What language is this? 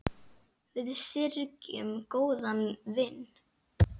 Icelandic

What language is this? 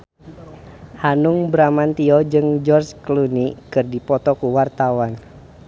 Sundanese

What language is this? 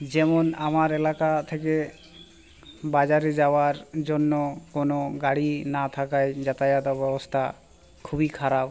Bangla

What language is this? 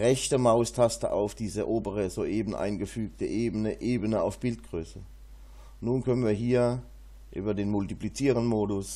German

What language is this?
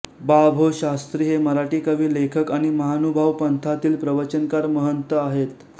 Marathi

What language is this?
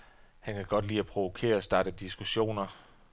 Danish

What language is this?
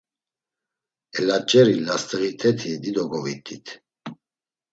Laz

